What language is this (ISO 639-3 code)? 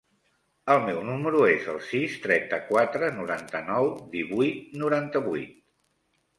cat